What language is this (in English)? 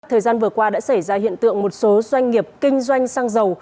Vietnamese